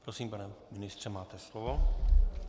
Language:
Czech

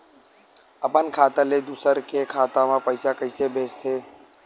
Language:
Chhattisgarhi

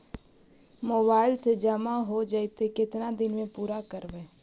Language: Magahi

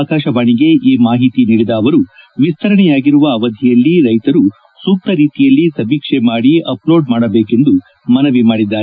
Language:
Kannada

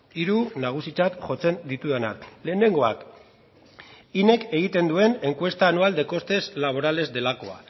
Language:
Basque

